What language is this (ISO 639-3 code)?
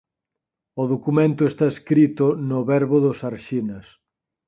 glg